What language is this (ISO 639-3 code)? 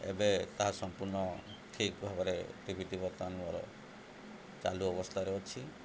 ori